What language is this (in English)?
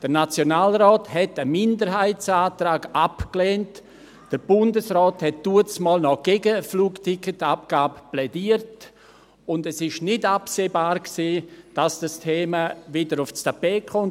Swiss German